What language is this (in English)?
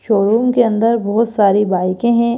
Hindi